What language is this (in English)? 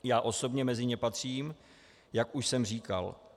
Czech